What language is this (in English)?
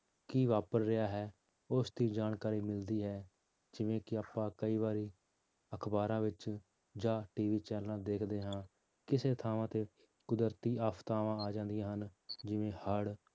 Punjabi